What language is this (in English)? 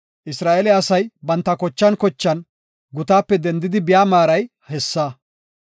Gofa